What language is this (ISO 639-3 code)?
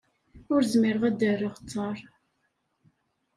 kab